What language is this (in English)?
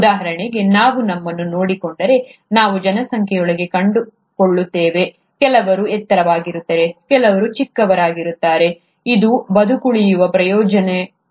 Kannada